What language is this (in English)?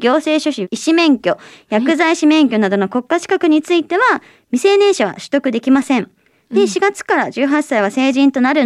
Japanese